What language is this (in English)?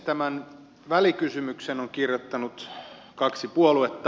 Finnish